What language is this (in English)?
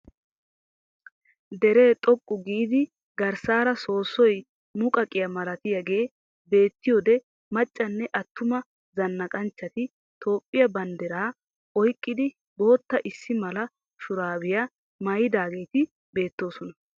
Wolaytta